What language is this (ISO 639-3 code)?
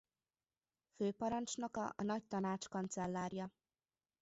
hun